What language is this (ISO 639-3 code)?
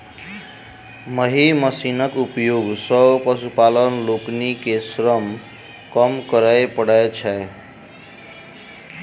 mai